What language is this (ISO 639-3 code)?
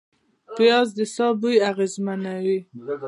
pus